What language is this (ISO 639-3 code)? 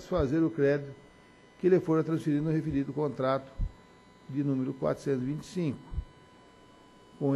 por